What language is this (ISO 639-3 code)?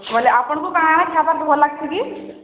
ori